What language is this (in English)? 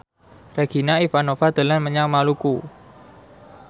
Javanese